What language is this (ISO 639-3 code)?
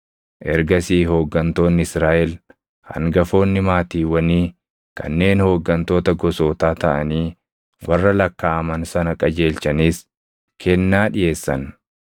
orm